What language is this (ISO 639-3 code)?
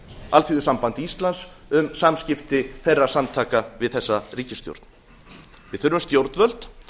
isl